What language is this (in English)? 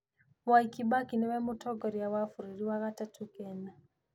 Kikuyu